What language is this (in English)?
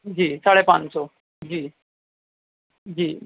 Urdu